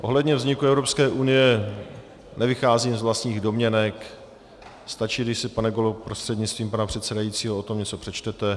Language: Czech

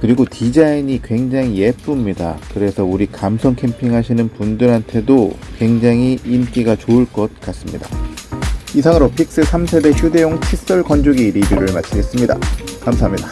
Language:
Korean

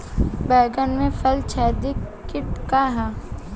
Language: Bhojpuri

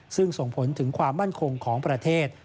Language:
Thai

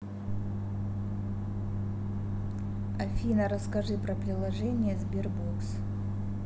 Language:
Russian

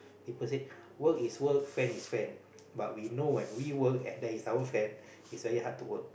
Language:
English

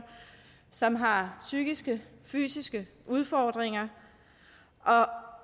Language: Danish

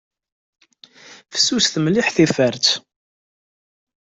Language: Kabyle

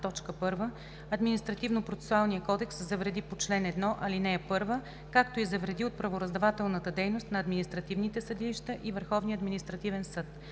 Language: Bulgarian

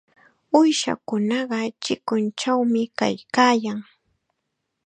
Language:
Chiquián Ancash Quechua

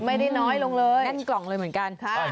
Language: Thai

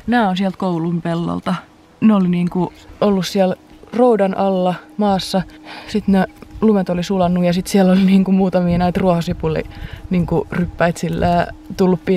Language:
Finnish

